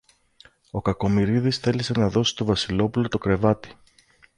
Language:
Greek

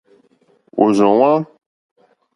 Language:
Mokpwe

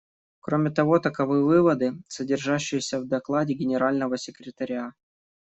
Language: Russian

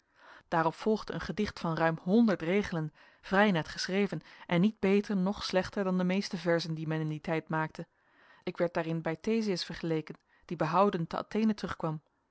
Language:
Dutch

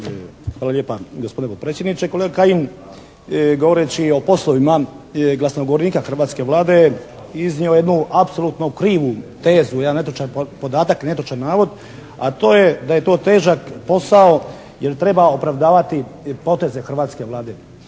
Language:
Croatian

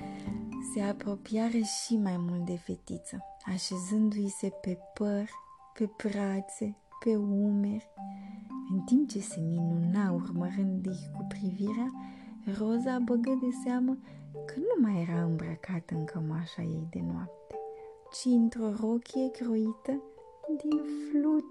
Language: Romanian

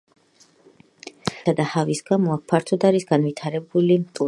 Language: Georgian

